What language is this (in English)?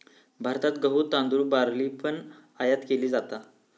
Marathi